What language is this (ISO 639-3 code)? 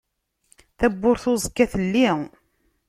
kab